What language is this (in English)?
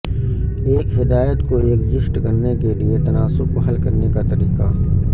Urdu